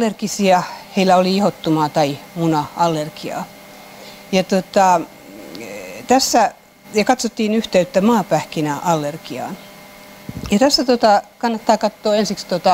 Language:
Finnish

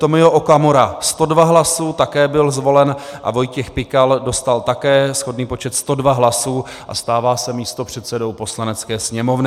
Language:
Czech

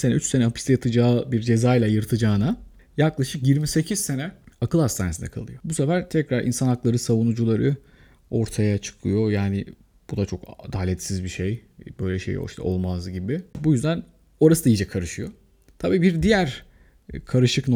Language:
Turkish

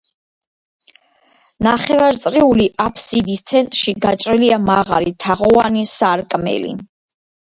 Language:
Georgian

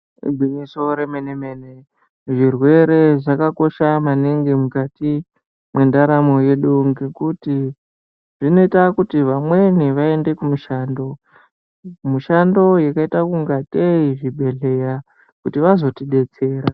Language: Ndau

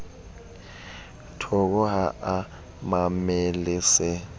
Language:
Southern Sotho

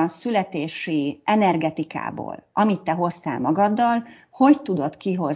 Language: Hungarian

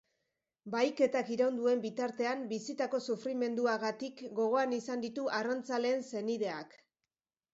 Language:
Basque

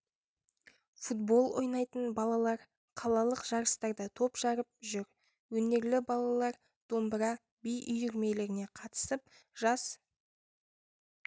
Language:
Kazakh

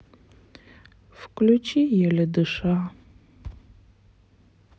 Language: Russian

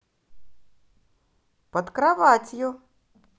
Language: Russian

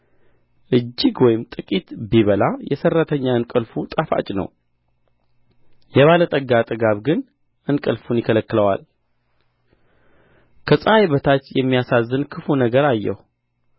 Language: Amharic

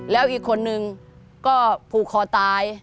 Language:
Thai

